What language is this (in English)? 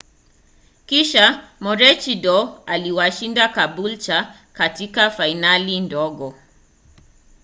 Swahili